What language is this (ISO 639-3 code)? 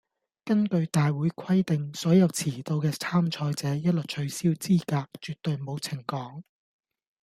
yue